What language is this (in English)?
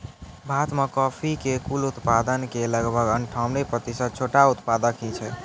Maithili